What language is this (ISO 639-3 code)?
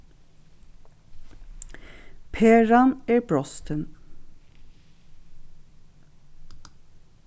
fao